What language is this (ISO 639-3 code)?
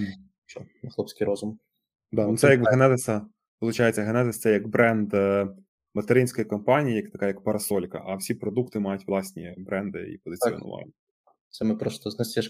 ukr